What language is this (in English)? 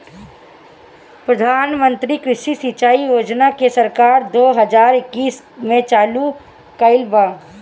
Bhojpuri